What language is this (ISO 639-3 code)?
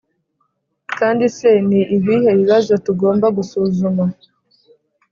kin